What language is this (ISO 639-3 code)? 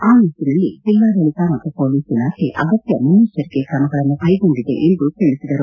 kan